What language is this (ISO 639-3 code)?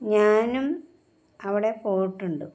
mal